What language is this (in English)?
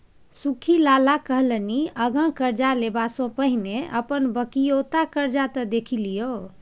Maithili